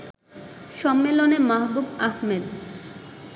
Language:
Bangla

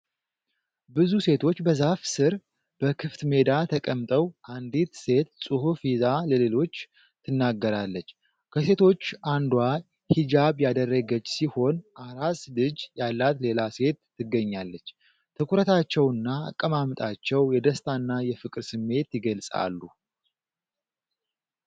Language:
Amharic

